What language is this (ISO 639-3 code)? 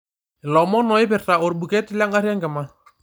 mas